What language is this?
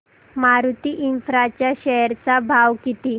Marathi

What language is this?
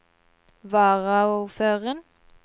Norwegian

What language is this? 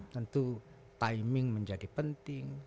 Indonesian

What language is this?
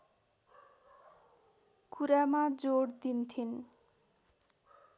Nepali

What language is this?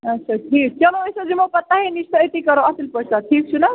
Kashmiri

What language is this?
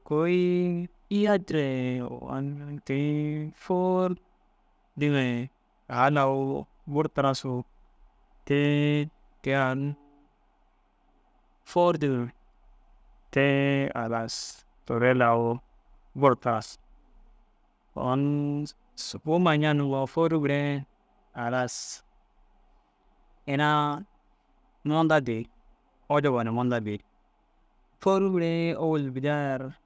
Dazaga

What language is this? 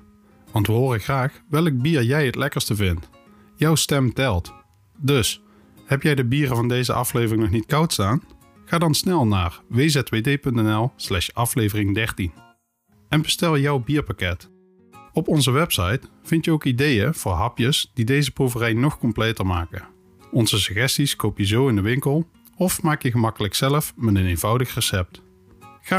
Dutch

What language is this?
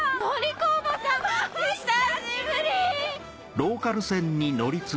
Japanese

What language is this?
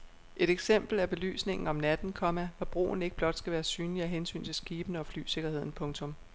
Danish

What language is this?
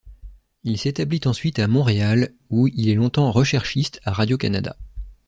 French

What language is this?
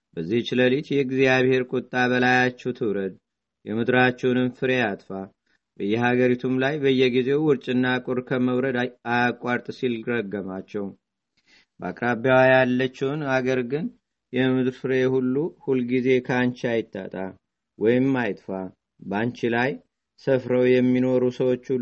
Amharic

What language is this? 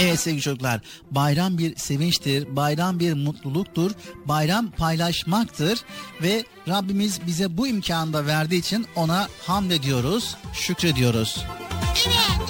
Turkish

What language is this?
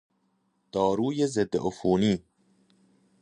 Persian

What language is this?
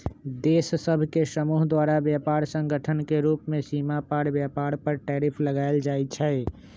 Magahi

